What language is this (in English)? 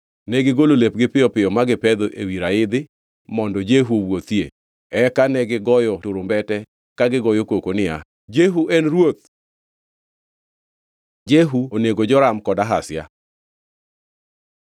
Luo (Kenya and Tanzania)